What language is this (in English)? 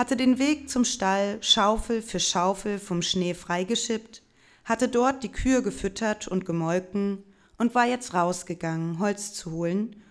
German